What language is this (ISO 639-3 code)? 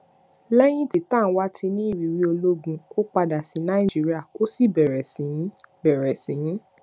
yor